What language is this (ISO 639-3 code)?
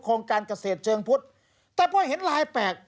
tha